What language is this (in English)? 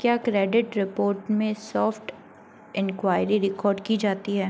Hindi